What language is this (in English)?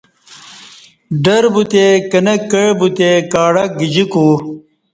Kati